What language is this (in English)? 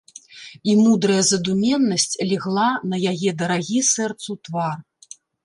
Belarusian